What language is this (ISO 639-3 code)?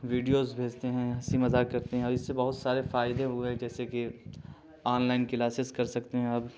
urd